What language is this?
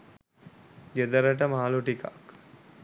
Sinhala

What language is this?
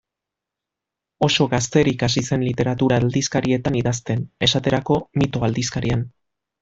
Basque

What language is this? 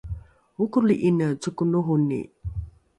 Rukai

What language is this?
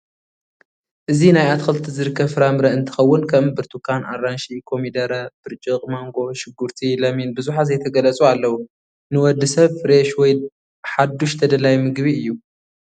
Tigrinya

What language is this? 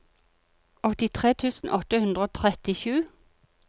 Norwegian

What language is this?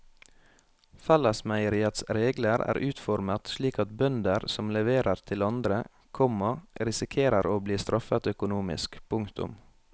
Norwegian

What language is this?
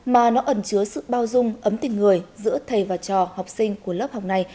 Vietnamese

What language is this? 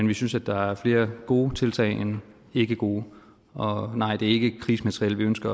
Danish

